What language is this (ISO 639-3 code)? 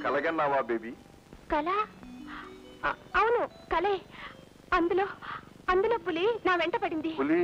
tel